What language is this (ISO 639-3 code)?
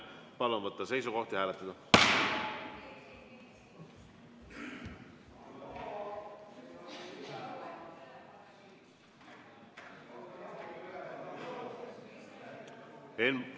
est